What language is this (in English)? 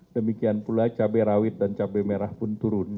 Indonesian